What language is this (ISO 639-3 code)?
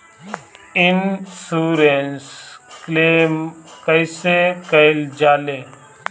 bho